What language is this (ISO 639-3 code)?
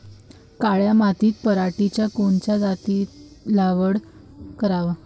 mar